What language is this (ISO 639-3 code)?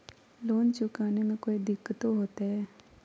mag